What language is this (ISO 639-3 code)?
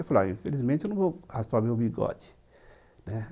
por